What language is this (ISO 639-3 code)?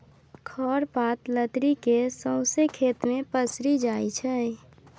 mai